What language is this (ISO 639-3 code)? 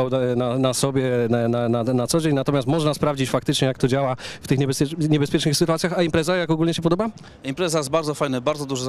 pol